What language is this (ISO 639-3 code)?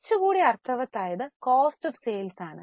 mal